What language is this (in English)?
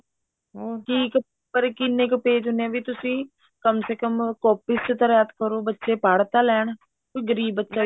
Punjabi